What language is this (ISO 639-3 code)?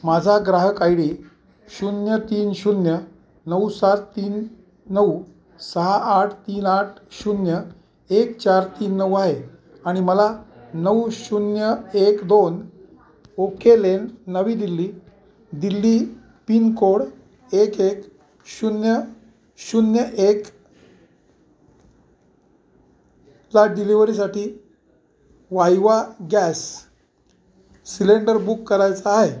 mar